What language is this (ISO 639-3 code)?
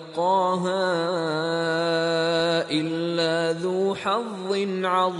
fas